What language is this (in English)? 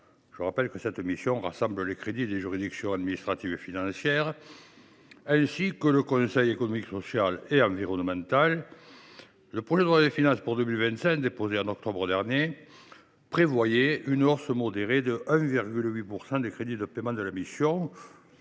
French